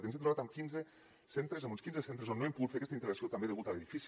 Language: Catalan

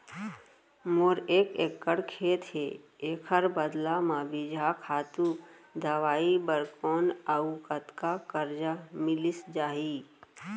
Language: Chhattisgarhi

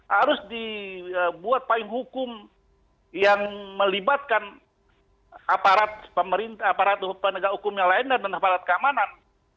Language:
Indonesian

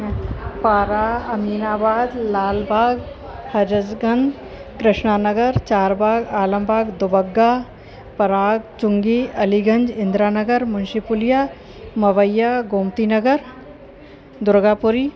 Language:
Sindhi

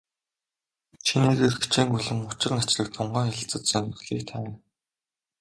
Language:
Mongolian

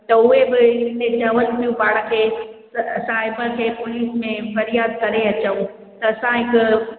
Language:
Sindhi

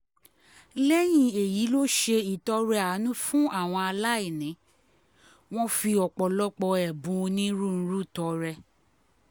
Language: Yoruba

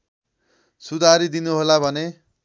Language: Nepali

